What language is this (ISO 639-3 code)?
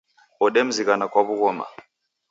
dav